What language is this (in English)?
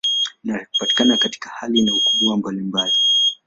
Swahili